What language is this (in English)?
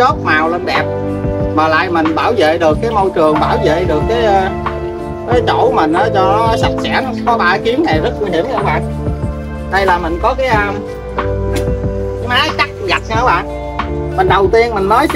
Vietnamese